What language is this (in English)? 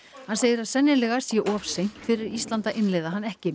Icelandic